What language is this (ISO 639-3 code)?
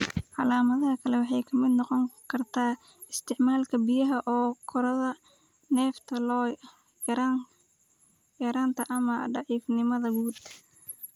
som